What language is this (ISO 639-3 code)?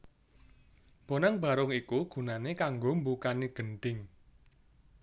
jav